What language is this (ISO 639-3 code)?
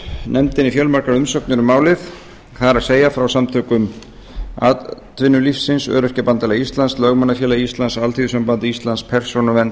isl